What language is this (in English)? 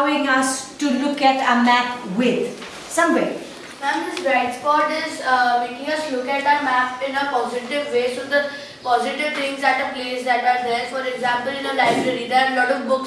English